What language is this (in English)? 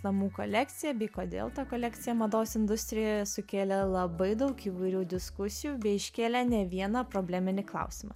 Lithuanian